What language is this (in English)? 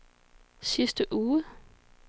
Danish